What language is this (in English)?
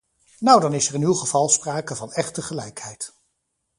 Dutch